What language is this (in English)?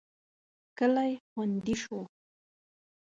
Pashto